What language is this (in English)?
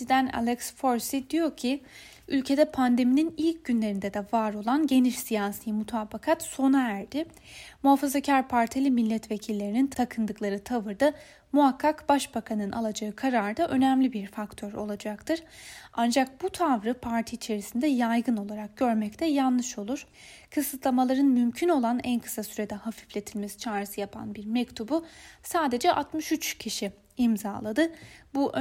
Turkish